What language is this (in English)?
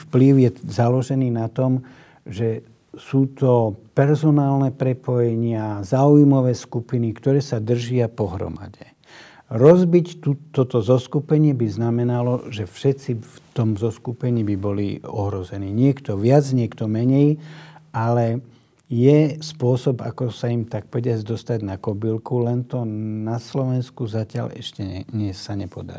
Slovak